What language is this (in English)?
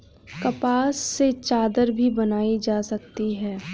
Hindi